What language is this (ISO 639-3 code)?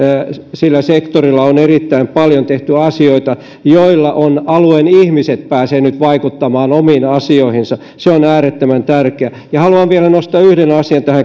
fin